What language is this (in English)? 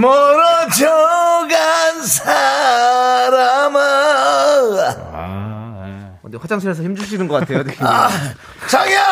Korean